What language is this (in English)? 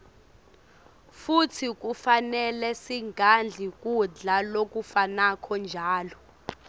Swati